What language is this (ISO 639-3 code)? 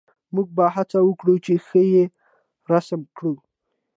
pus